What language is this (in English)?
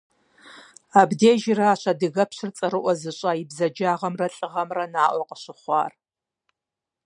Kabardian